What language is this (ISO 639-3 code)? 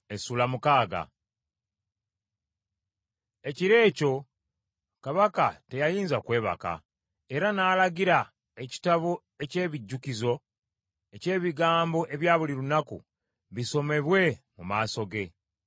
lug